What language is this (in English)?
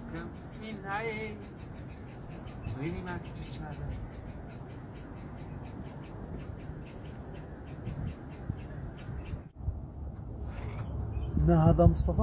Arabic